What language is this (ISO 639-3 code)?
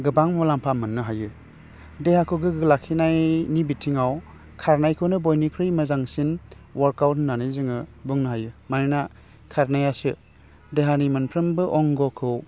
brx